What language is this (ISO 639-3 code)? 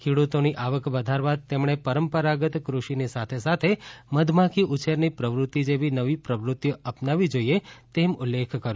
guj